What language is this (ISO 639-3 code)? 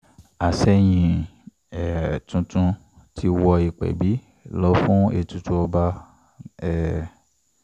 yor